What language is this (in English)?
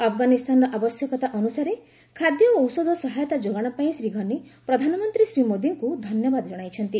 Odia